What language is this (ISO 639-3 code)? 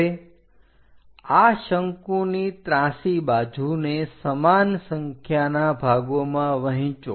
guj